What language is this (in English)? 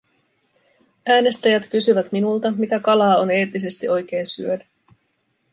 Finnish